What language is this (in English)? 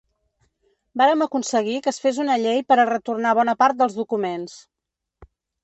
Catalan